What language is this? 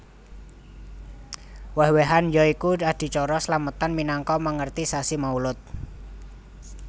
Javanese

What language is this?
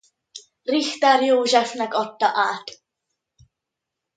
Hungarian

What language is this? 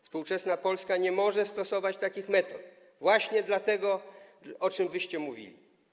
Polish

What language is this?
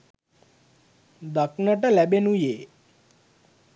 Sinhala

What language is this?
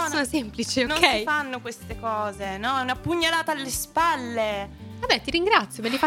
Italian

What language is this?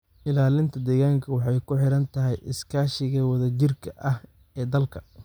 Somali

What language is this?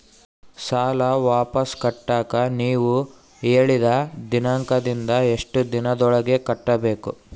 Kannada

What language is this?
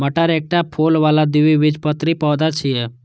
Maithili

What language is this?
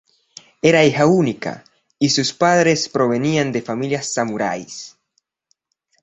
Spanish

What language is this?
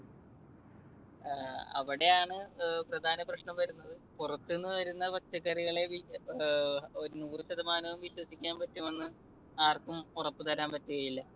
Malayalam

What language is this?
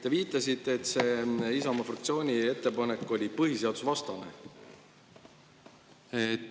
Estonian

